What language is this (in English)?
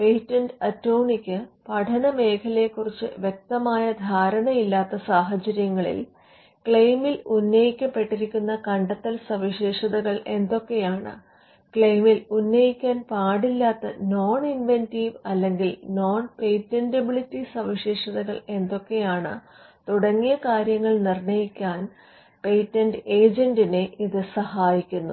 Malayalam